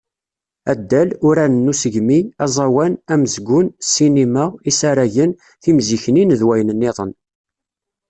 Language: Kabyle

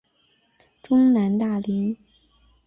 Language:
Chinese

